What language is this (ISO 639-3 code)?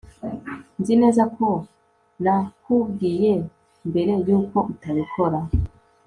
kin